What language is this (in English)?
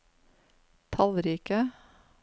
Norwegian